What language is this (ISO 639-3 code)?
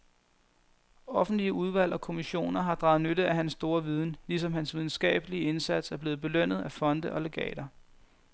dan